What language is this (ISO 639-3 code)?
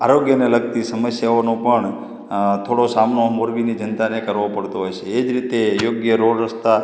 guj